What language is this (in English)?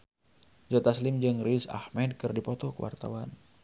Sundanese